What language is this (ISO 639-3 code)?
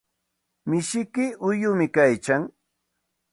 qxt